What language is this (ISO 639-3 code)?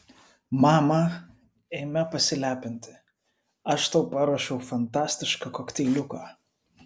lit